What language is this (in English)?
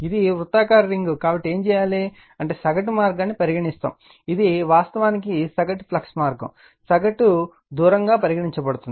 Telugu